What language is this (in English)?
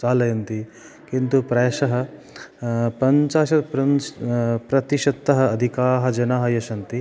Sanskrit